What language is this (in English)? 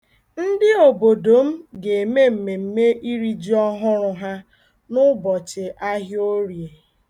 Igbo